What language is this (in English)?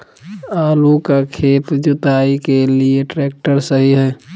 Magahi